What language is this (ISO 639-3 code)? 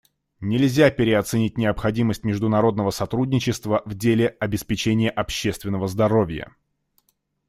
rus